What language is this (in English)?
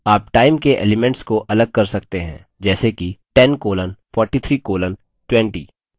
Hindi